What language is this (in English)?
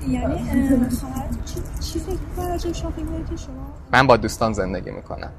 Persian